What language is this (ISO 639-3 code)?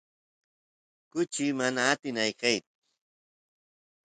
qus